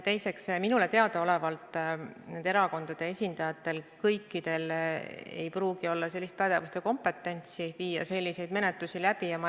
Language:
Estonian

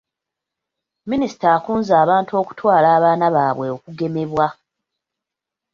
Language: Ganda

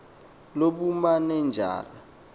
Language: Xhosa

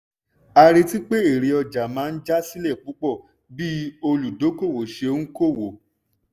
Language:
Yoruba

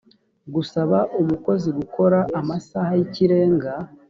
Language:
Kinyarwanda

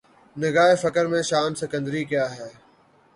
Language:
Urdu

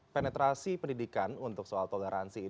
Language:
Indonesian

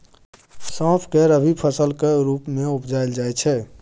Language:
Maithili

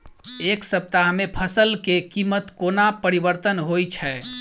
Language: Maithili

